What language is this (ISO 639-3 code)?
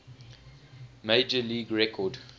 eng